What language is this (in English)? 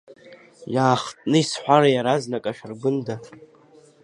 Abkhazian